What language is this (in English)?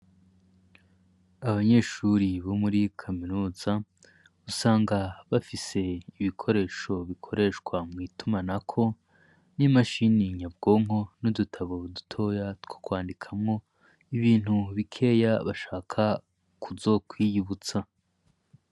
Rundi